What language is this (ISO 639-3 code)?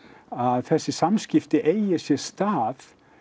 isl